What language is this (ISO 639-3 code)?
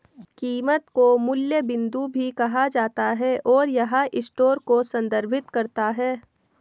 hin